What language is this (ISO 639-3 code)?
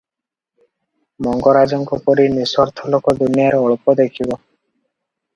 ori